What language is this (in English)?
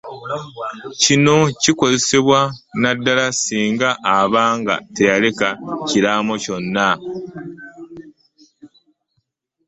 Ganda